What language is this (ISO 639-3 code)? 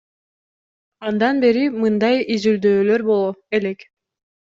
kir